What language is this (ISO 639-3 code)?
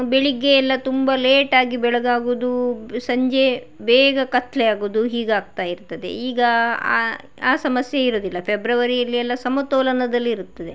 kan